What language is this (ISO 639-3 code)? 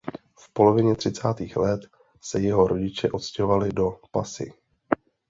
ces